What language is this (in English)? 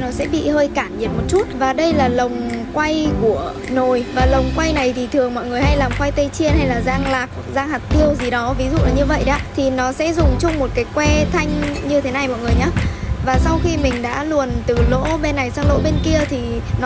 Vietnamese